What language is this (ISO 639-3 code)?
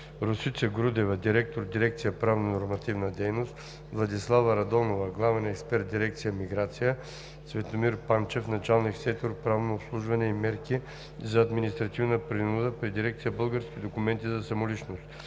bul